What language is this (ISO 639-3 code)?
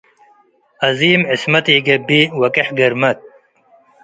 tig